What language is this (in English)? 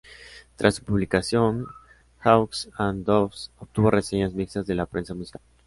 Spanish